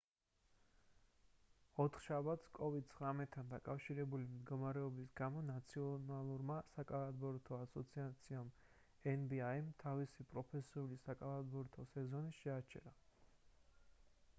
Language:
Georgian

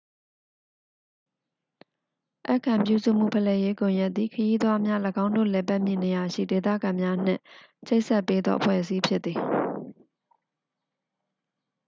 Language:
Burmese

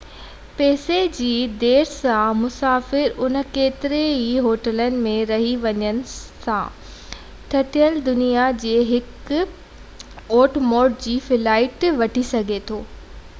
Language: Sindhi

